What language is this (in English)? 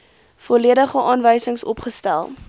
Afrikaans